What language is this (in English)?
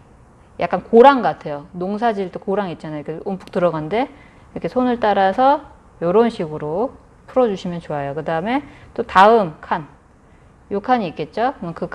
Korean